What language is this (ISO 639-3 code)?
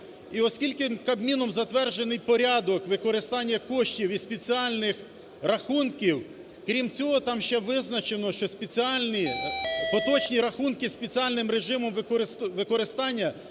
ukr